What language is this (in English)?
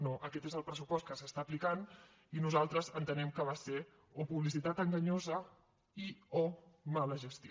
Catalan